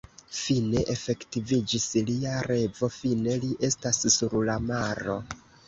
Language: Esperanto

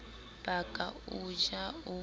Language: Southern Sotho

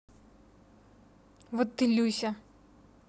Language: Russian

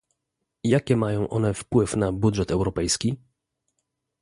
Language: Polish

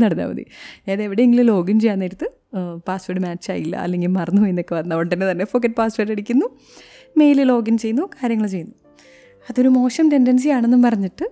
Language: Malayalam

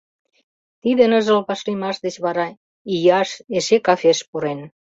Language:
Mari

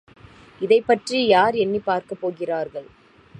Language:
Tamil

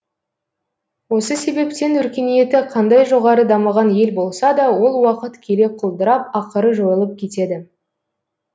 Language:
Kazakh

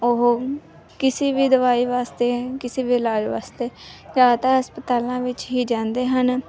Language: Punjabi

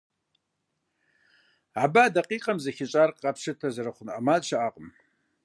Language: Kabardian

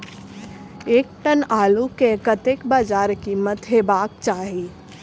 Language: Maithili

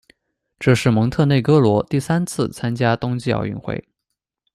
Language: Chinese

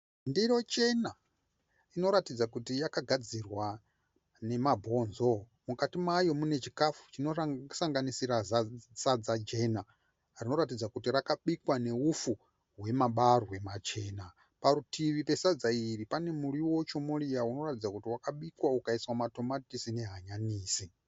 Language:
Shona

